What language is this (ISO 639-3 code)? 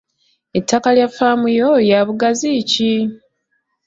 lug